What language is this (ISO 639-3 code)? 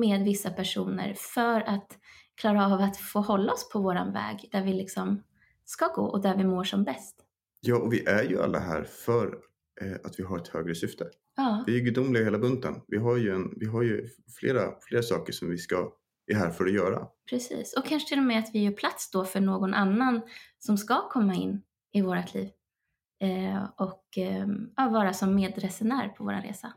swe